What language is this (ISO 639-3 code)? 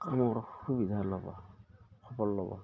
asm